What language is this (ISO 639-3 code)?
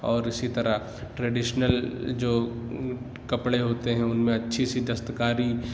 urd